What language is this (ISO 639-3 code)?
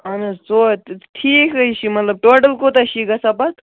kas